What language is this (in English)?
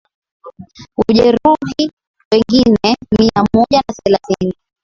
Swahili